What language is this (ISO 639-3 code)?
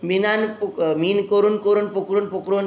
kok